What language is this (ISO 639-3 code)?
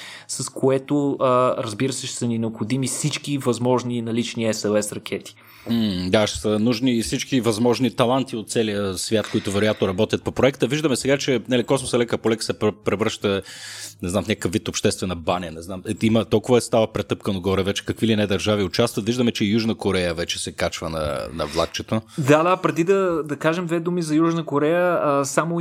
bul